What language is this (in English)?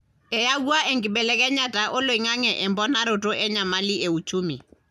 Masai